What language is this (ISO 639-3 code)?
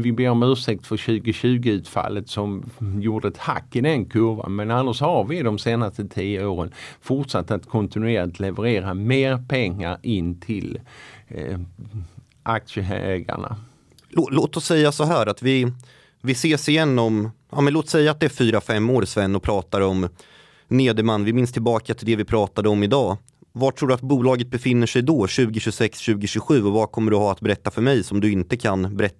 swe